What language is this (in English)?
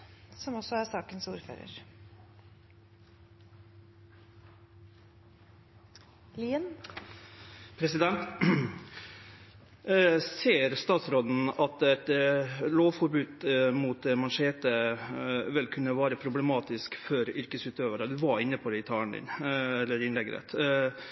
Norwegian